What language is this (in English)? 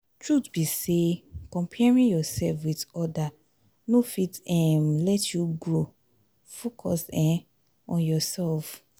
Nigerian Pidgin